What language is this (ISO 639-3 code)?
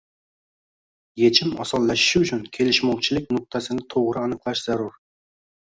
uzb